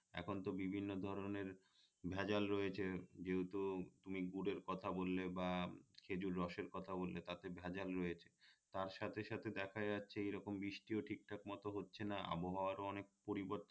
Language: Bangla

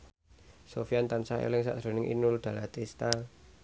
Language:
Javanese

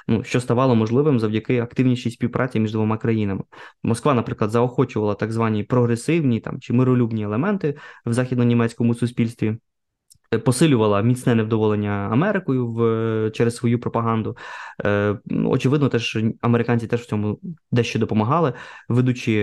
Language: Ukrainian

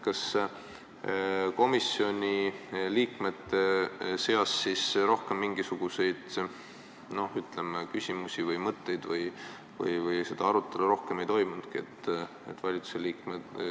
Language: Estonian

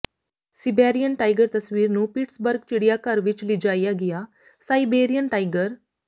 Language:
Punjabi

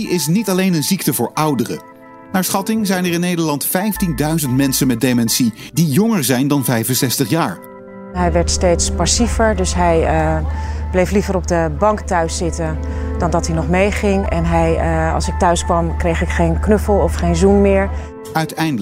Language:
Dutch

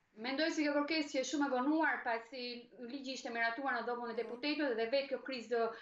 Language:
Italian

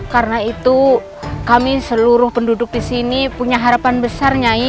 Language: Indonesian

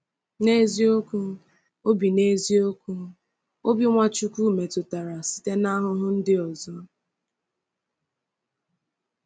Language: Igbo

